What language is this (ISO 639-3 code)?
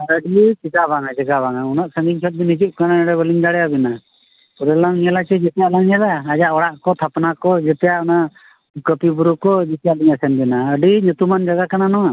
sat